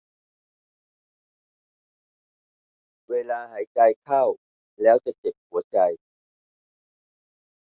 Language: Thai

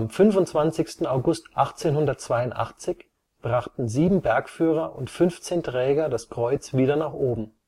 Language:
German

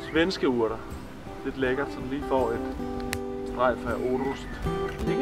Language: Danish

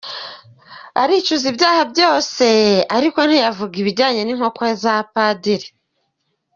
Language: Kinyarwanda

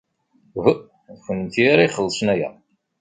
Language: Kabyle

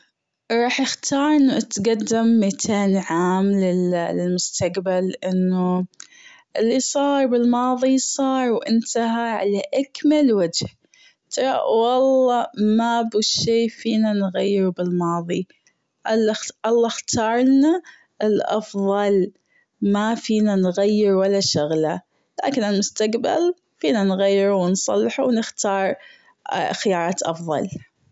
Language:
Gulf Arabic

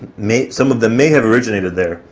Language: English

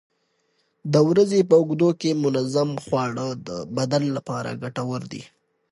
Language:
Pashto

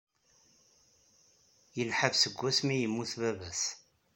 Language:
Kabyle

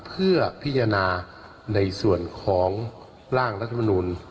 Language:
Thai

